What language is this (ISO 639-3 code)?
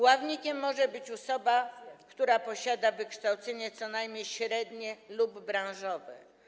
pol